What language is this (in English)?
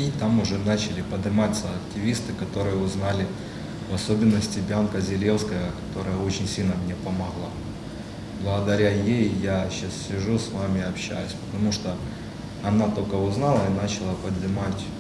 Russian